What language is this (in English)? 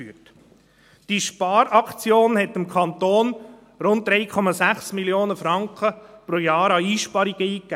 Swiss German